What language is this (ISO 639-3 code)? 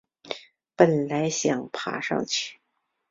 zho